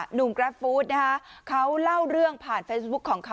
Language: Thai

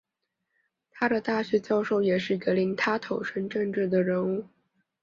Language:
Chinese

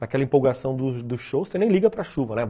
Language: Portuguese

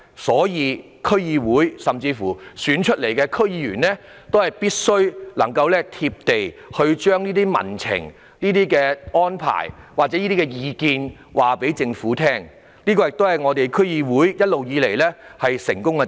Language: Cantonese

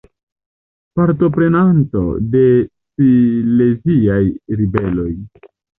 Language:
Esperanto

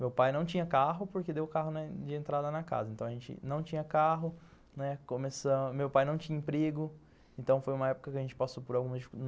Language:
Portuguese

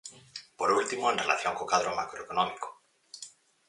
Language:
Galician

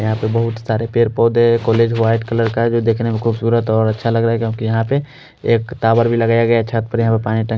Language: Hindi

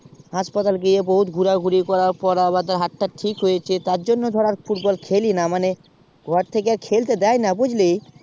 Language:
Bangla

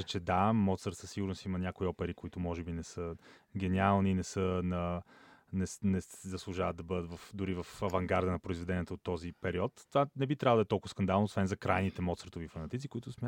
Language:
Bulgarian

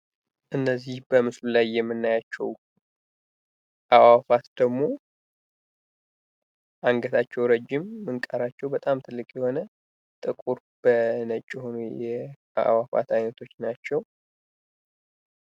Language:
Amharic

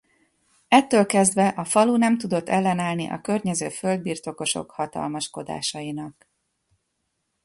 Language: Hungarian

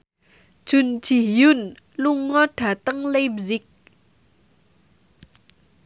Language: Javanese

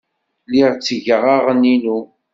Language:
Kabyle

